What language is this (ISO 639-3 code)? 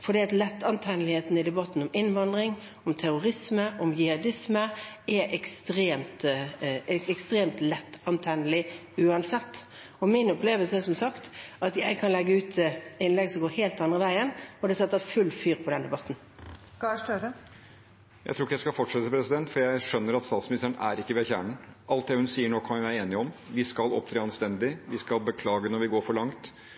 nor